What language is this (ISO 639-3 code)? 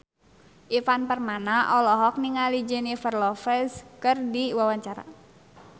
sun